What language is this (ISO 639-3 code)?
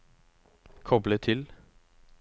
nor